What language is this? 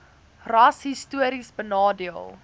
Afrikaans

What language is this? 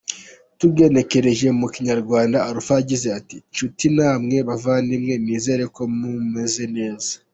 Kinyarwanda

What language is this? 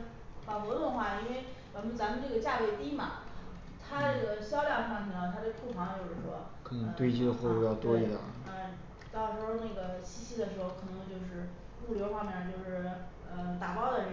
Chinese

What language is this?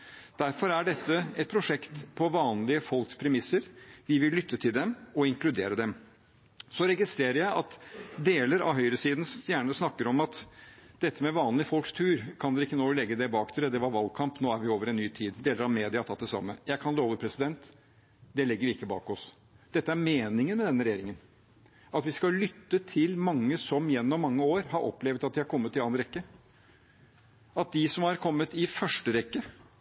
Norwegian Bokmål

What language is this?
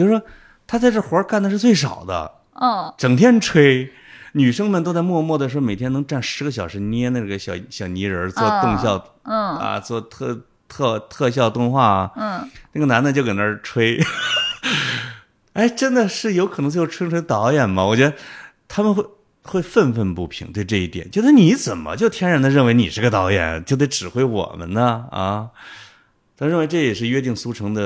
Chinese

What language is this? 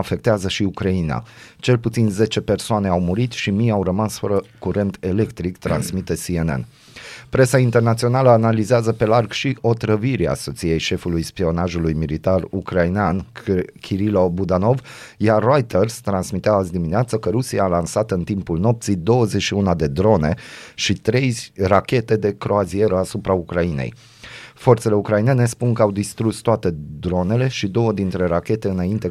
Romanian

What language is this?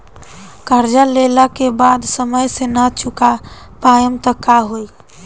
Bhojpuri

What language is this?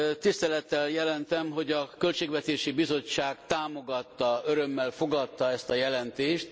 Hungarian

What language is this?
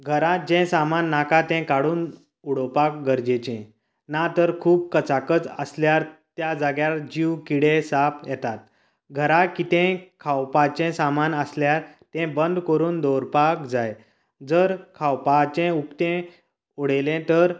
Konkani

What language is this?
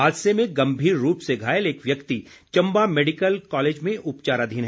Hindi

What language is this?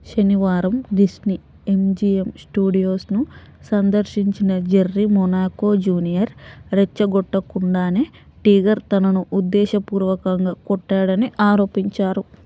Telugu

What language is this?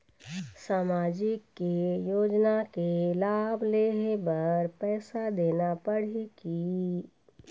Chhattisgarhi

